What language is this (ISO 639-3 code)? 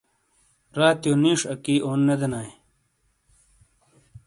scl